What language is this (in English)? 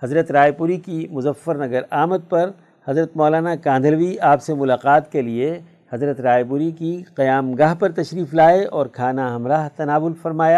Urdu